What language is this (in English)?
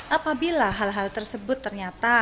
Indonesian